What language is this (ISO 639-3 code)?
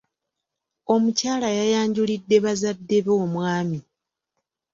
lug